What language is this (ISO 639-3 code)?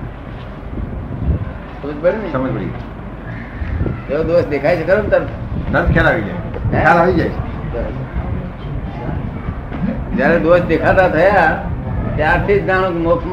guj